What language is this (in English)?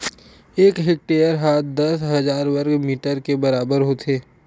Chhattisgarhi